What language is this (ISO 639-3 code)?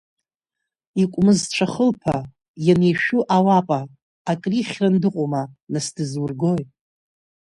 abk